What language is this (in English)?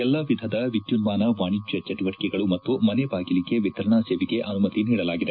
Kannada